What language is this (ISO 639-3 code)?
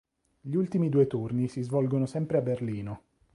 ita